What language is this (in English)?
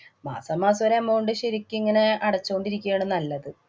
Malayalam